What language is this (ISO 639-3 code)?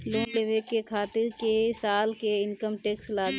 bho